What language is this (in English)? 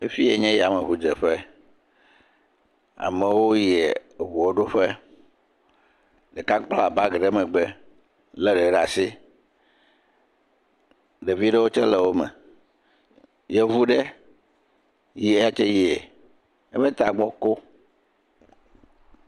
Ewe